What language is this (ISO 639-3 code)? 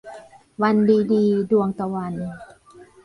tha